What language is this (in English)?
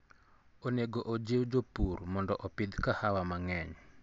Luo (Kenya and Tanzania)